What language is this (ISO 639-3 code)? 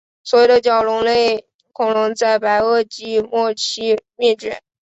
zho